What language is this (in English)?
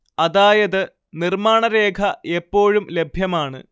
Malayalam